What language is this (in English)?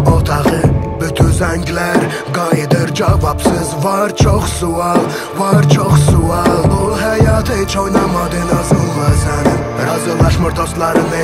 Turkish